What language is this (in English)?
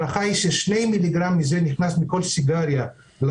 Hebrew